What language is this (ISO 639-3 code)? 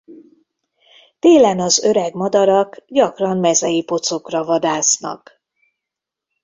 hun